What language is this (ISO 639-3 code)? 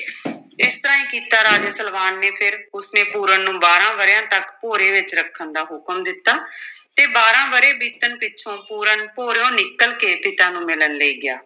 pan